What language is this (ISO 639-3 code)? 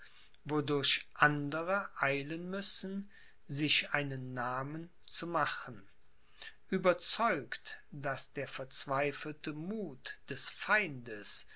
deu